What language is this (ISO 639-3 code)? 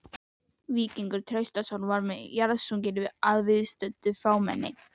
isl